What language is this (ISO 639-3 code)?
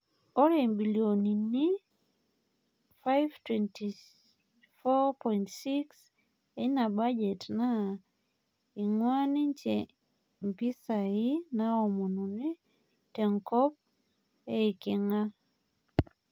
mas